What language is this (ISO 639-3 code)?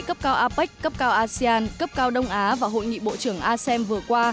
vie